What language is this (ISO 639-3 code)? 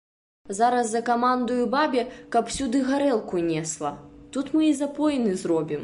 bel